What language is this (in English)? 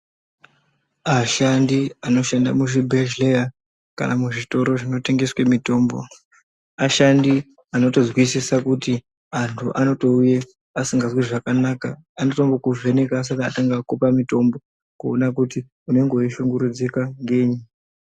Ndau